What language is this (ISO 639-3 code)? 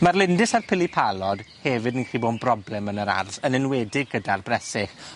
cym